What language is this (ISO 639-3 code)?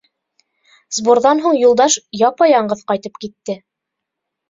bak